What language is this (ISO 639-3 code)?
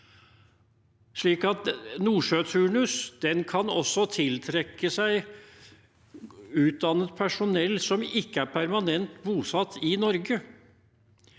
nor